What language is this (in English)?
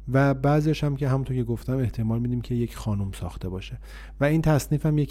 Persian